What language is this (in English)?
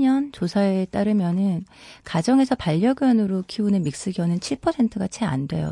Korean